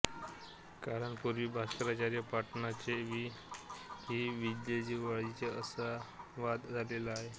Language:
Marathi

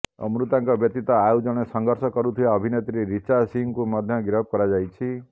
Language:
Odia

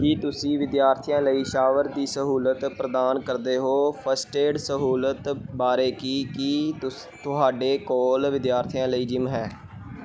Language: Punjabi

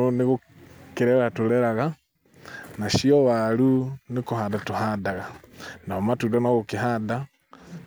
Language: Kikuyu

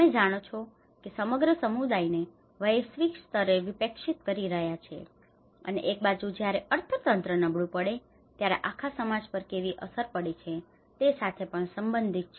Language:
Gujarati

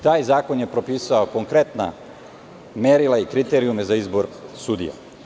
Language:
Serbian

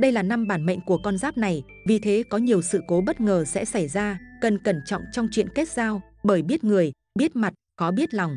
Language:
Vietnamese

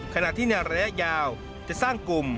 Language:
Thai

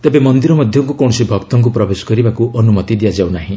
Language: Odia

